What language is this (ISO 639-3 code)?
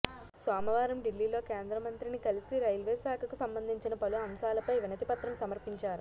tel